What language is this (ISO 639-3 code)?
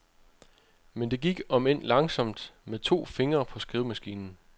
dan